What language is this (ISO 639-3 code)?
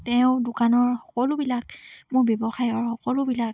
asm